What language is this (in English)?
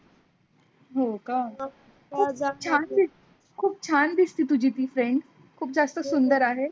Marathi